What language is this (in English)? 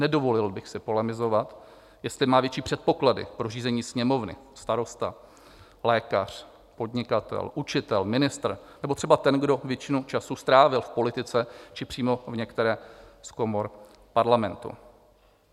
Czech